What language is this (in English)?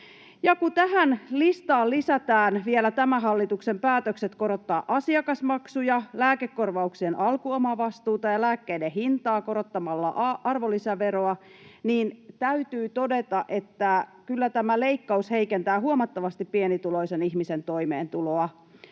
Finnish